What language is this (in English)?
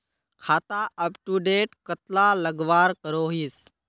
Magahi